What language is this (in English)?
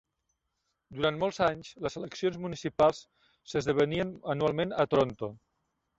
Catalan